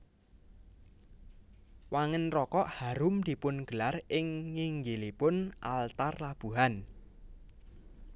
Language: Javanese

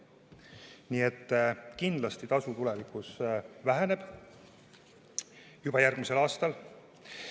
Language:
Estonian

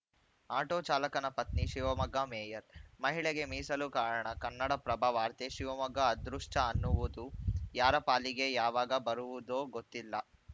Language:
Kannada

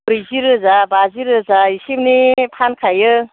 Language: Bodo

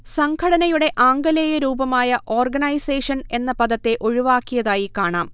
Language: Malayalam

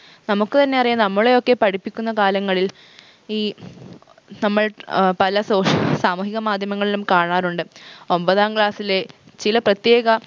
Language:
Malayalam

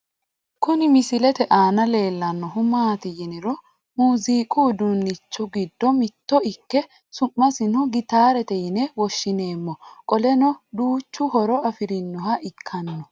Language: Sidamo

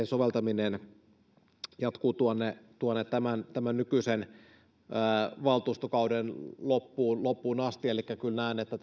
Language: Finnish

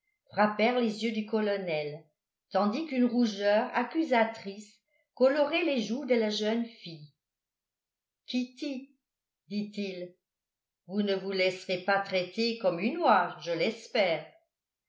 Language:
French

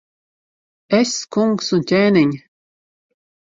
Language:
Latvian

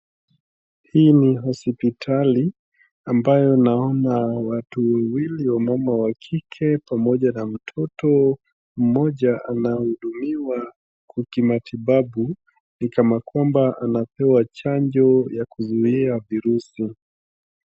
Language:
Swahili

